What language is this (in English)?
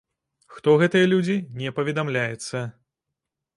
Belarusian